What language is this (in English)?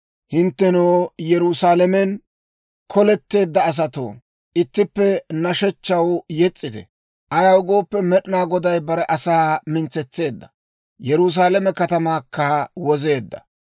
Dawro